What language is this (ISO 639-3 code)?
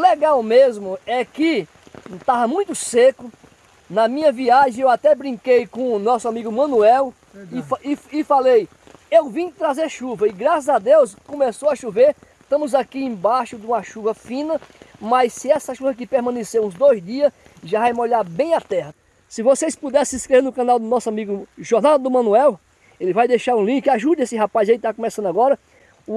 por